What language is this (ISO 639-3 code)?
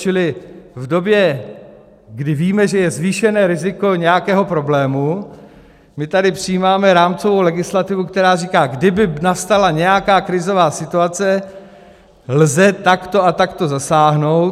ces